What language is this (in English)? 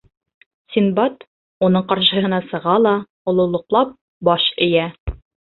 Bashkir